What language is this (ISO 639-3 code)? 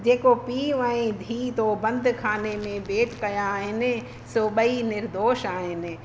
snd